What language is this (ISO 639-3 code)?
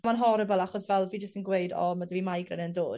cym